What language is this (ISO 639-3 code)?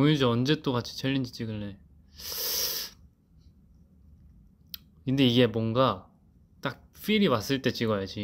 kor